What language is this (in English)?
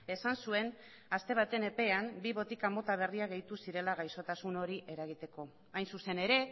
Basque